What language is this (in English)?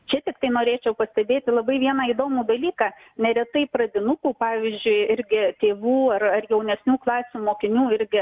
Lithuanian